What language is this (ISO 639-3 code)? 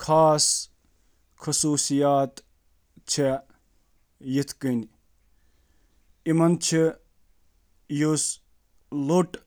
kas